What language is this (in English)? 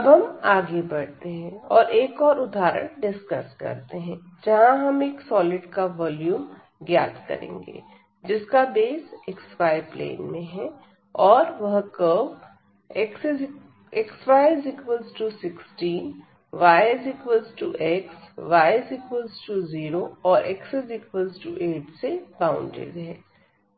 Hindi